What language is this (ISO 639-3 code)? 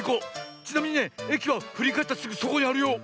jpn